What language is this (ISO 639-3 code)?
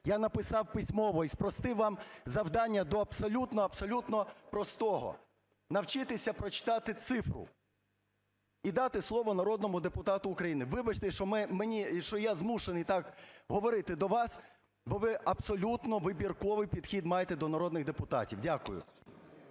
ukr